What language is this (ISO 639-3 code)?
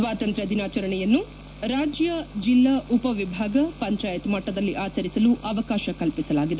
kan